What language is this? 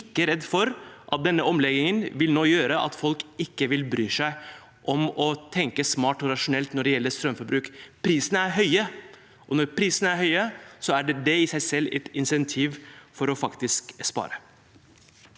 Norwegian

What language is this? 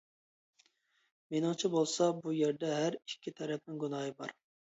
Uyghur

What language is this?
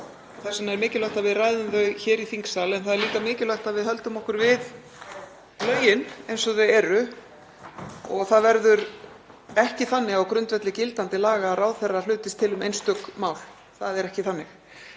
Icelandic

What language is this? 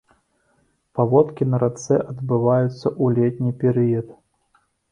Belarusian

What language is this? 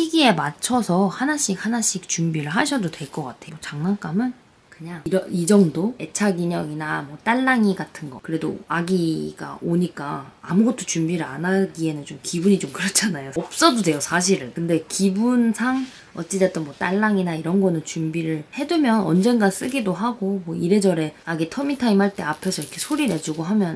Korean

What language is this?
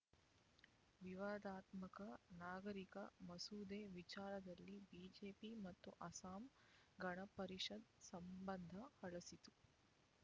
Kannada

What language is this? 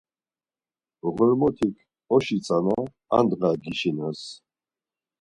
Laz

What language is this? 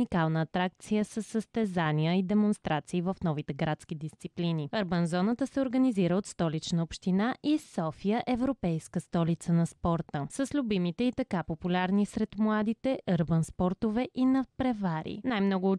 Bulgarian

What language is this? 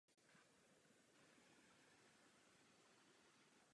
Czech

